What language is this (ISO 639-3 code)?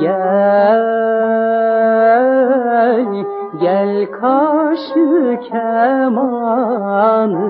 tur